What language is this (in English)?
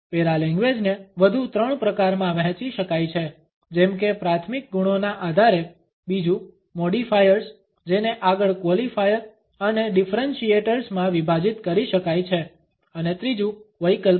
Gujarati